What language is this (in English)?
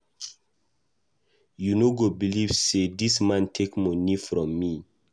Nigerian Pidgin